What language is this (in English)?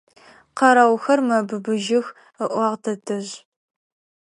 Adyghe